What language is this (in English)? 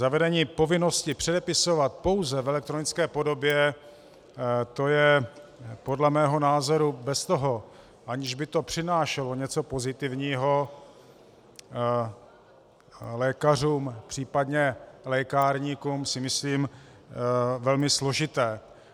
Czech